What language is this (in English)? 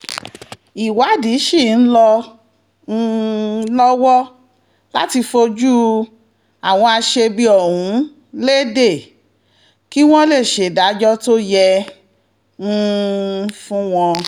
Yoruba